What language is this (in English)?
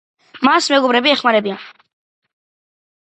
Georgian